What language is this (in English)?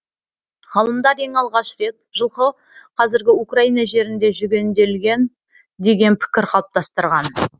Kazakh